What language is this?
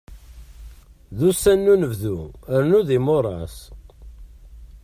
Kabyle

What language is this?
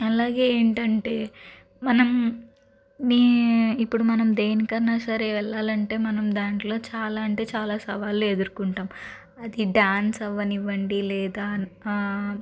Telugu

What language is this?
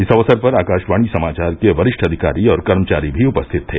Hindi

